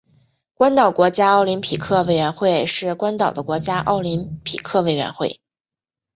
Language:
Chinese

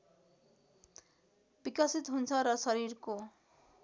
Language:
Nepali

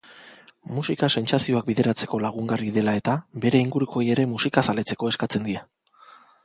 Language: Basque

